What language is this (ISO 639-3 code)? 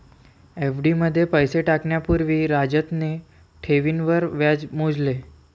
mar